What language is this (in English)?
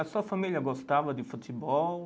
Portuguese